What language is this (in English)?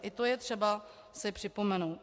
Czech